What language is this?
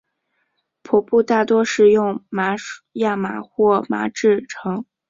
Chinese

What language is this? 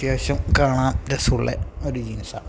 Malayalam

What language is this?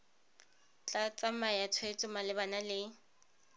Tswana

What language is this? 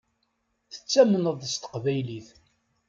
Kabyle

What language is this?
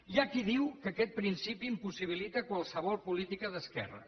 Catalan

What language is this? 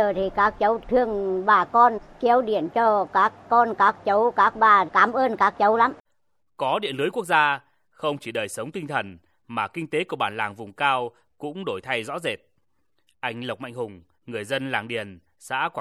Vietnamese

